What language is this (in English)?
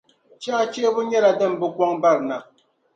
Dagbani